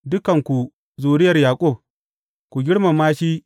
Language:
Hausa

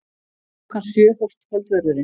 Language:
Icelandic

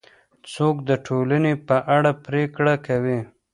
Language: Pashto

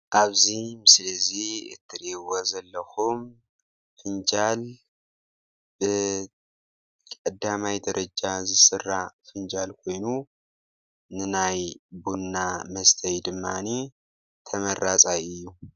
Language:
Tigrinya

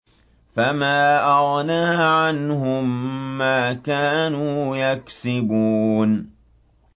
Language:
Arabic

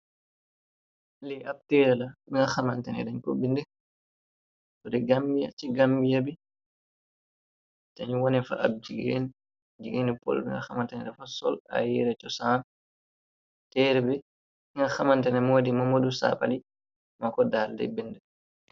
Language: Wolof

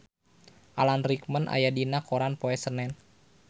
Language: Sundanese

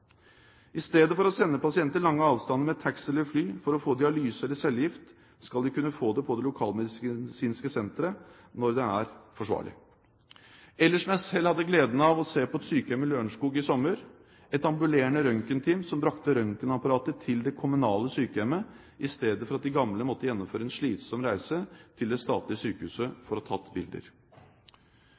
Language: Norwegian Bokmål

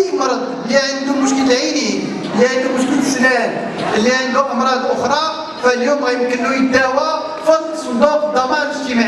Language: Arabic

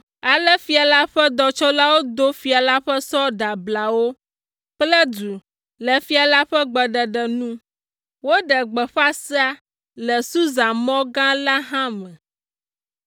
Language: Ewe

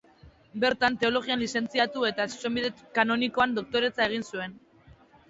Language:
Basque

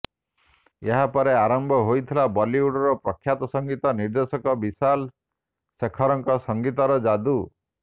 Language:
Odia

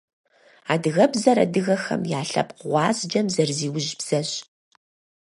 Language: Kabardian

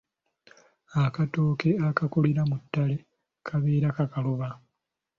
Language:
Ganda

